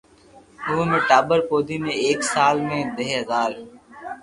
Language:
Loarki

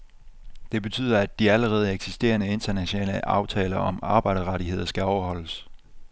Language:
Danish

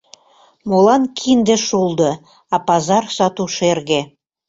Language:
Mari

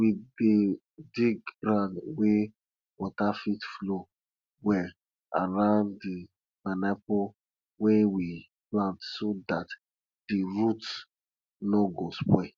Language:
Nigerian Pidgin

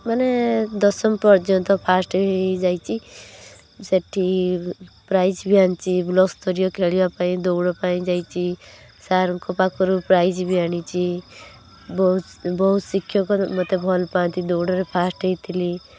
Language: Odia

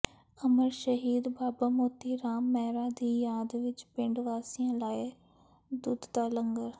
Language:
Punjabi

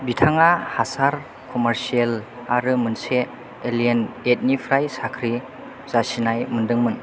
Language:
Bodo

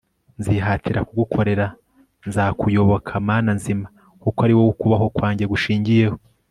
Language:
Kinyarwanda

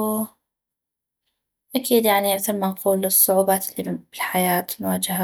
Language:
North Mesopotamian Arabic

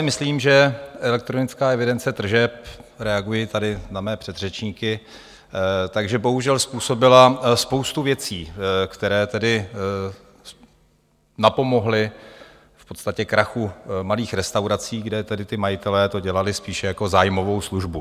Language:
Czech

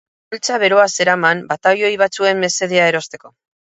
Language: Basque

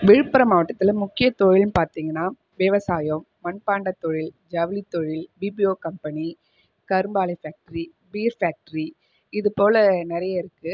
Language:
Tamil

